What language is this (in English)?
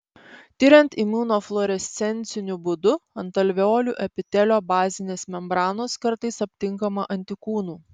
Lithuanian